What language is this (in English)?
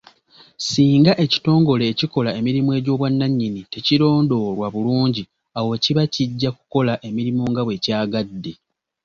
Ganda